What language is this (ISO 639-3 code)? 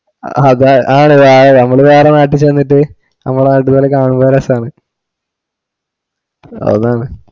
mal